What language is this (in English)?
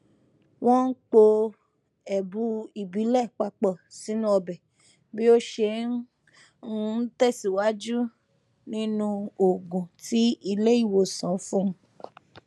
Yoruba